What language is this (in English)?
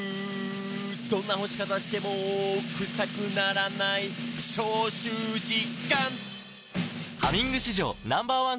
Japanese